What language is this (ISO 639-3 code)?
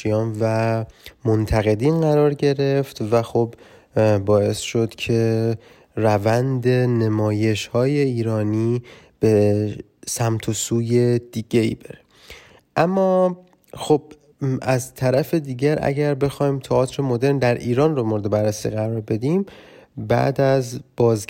fas